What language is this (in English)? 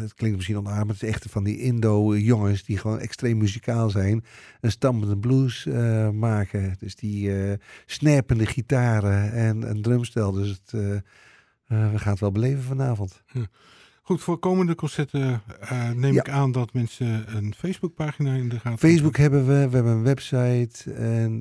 Dutch